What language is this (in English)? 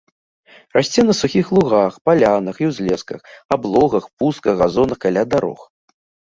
Belarusian